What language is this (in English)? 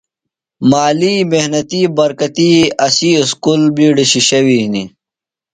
Phalura